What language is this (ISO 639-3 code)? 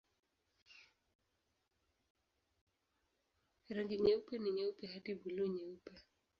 swa